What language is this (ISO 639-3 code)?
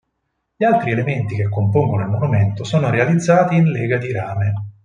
ita